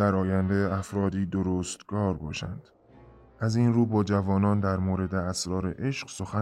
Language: Persian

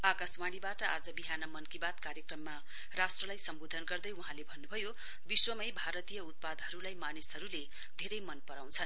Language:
Nepali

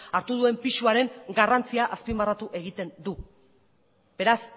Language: Basque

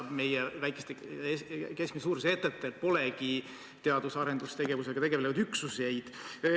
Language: Estonian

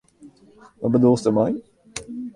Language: Western Frisian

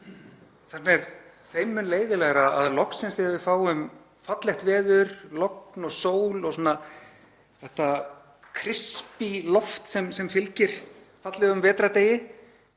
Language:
Icelandic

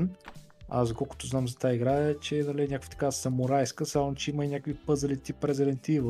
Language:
Bulgarian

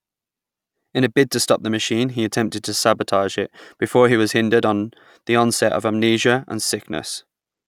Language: English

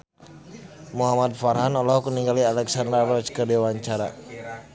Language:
Sundanese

